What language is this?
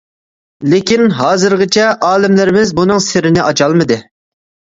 Uyghur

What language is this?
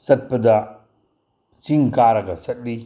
Manipuri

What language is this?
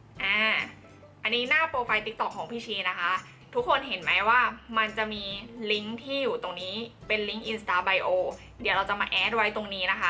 Thai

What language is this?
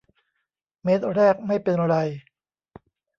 Thai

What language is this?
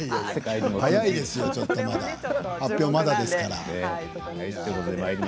Japanese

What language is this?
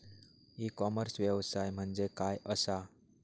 Marathi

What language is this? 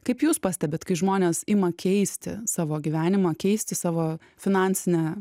Lithuanian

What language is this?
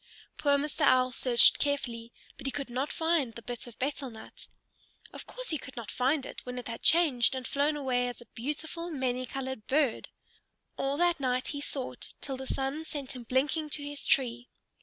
English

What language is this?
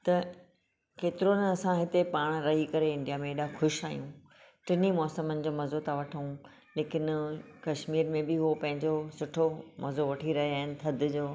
Sindhi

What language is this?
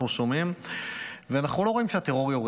Hebrew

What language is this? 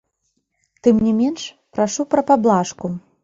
Belarusian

